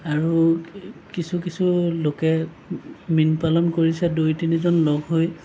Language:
Assamese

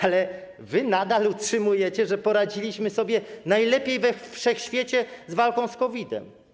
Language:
Polish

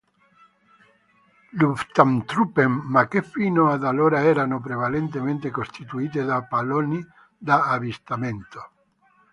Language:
Italian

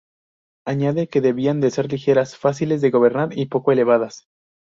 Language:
Spanish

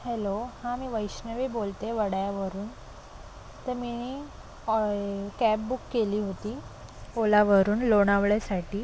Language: Marathi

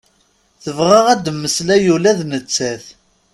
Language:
Kabyle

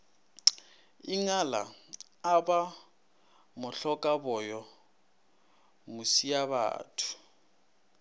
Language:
Northern Sotho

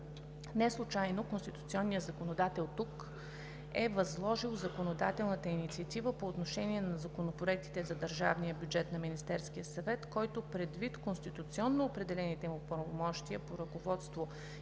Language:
Bulgarian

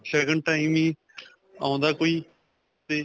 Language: Punjabi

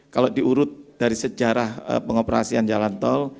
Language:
Indonesian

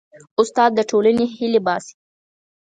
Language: Pashto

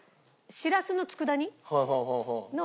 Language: Japanese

